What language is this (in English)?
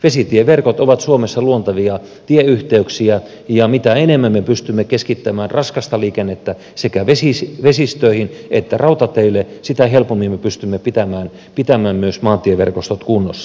Finnish